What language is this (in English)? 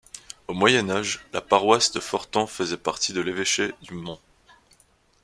French